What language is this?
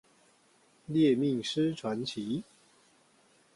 Chinese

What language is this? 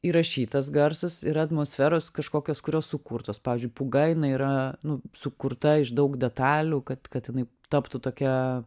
Lithuanian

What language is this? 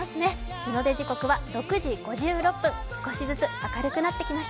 Japanese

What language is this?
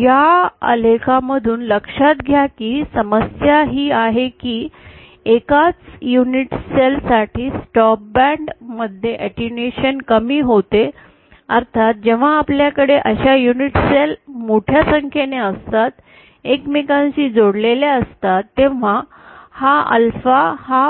Marathi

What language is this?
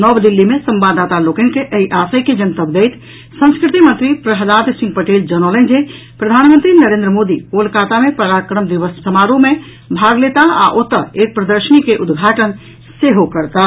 Maithili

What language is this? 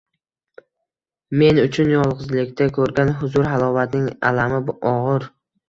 Uzbek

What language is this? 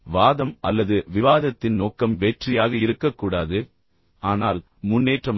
Tamil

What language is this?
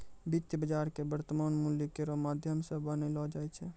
Maithili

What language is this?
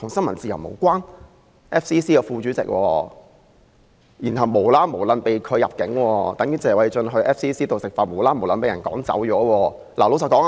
Cantonese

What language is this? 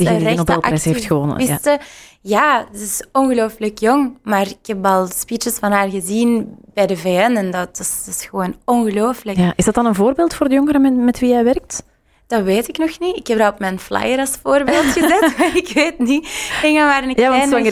Dutch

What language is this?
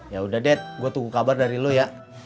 Indonesian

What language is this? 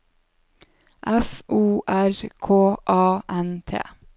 Norwegian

